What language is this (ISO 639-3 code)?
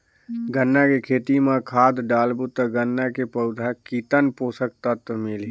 hne